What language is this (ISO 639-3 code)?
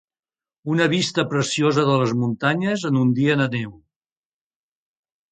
cat